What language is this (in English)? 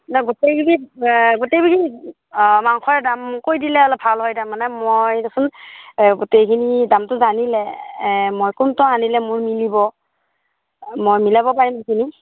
Assamese